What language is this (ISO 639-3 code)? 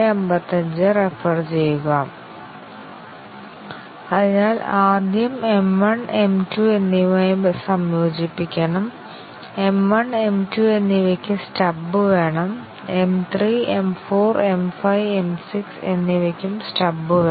mal